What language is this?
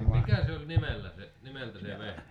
Finnish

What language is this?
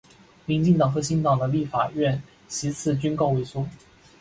Chinese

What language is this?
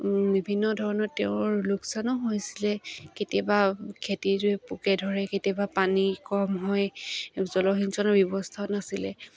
Assamese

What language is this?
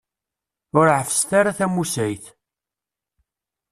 Kabyle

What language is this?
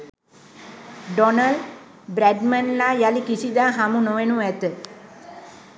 Sinhala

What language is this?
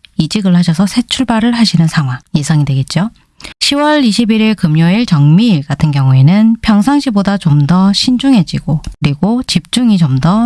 Korean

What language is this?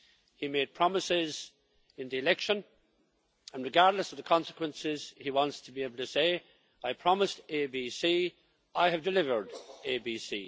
English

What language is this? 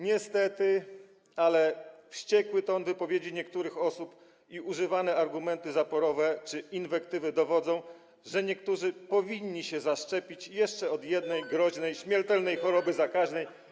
Polish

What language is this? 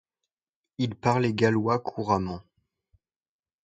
French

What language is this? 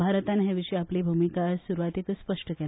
Konkani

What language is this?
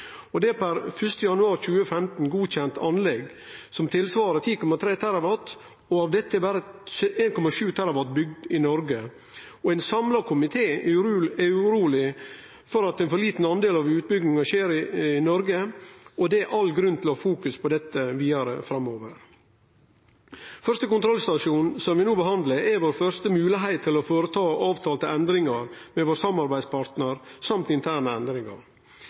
Norwegian Nynorsk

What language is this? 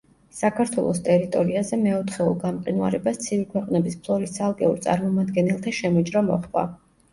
Georgian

